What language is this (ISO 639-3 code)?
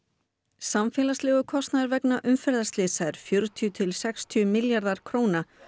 isl